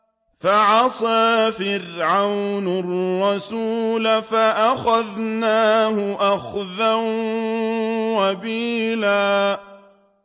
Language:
Arabic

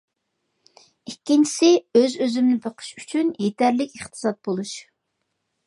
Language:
Uyghur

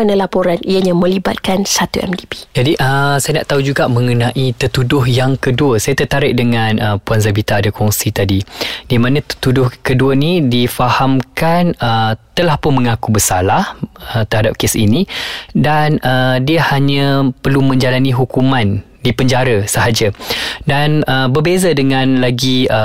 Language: Malay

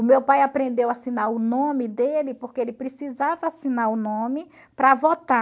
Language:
Portuguese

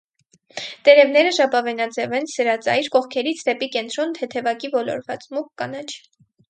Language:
Armenian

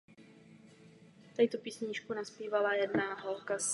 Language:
Czech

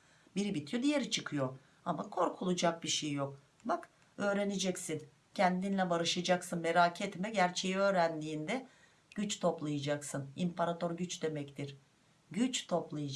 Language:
Turkish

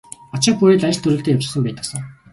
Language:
Mongolian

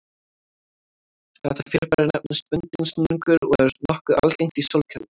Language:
Icelandic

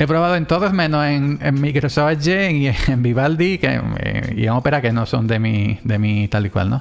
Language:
Spanish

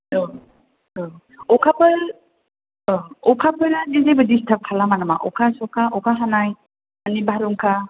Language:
Bodo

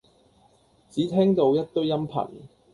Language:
Cantonese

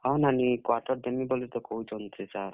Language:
Odia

